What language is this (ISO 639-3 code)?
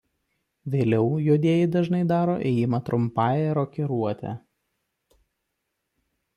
lit